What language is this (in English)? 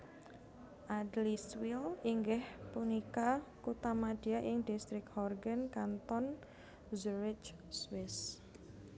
Javanese